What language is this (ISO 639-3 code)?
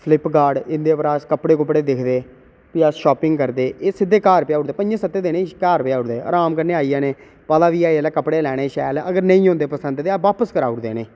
doi